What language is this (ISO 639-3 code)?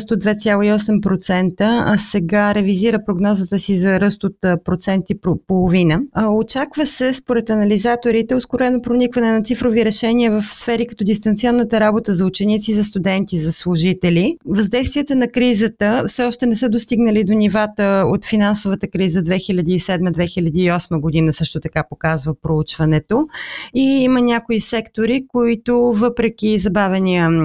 bul